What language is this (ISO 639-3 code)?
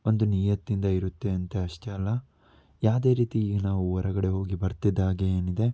kan